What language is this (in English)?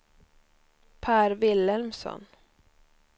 Swedish